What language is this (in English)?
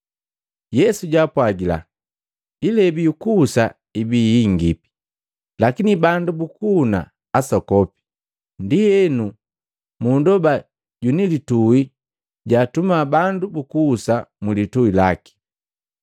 Matengo